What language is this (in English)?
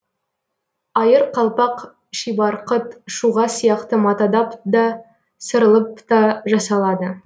Kazakh